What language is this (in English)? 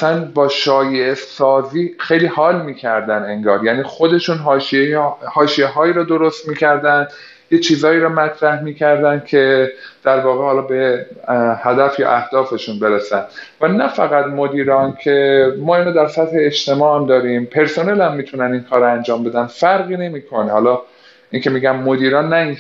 Persian